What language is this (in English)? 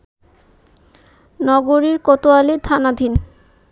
Bangla